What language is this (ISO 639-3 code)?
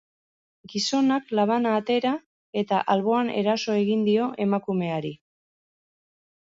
eus